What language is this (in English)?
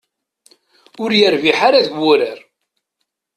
Kabyle